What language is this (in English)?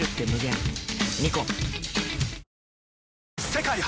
Japanese